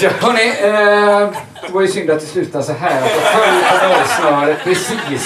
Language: Swedish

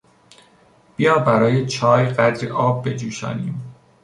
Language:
Persian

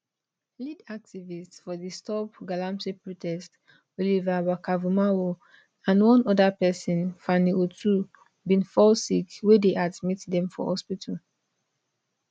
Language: Nigerian Pidgin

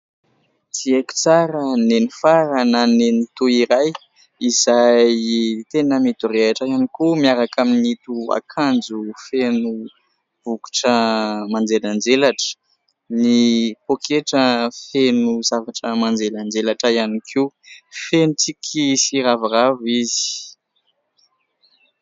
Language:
Malagasy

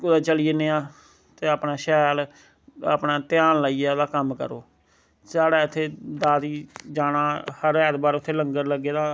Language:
Dogri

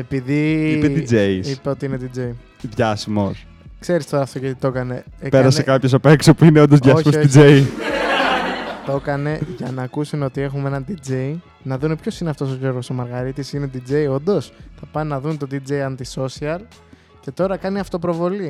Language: Greek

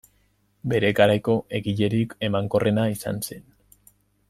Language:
Basque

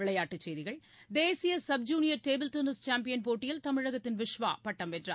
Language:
Tamil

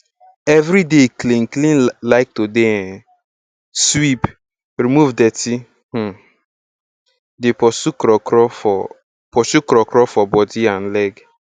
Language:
Nigerian Pidgin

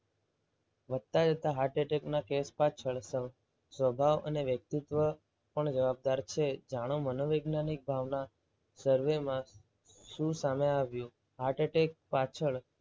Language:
Gujarati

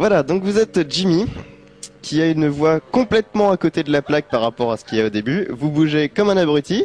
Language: French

